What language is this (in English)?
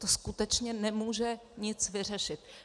Czech